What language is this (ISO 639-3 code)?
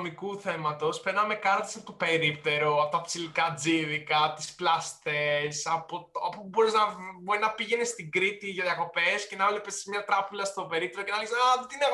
ell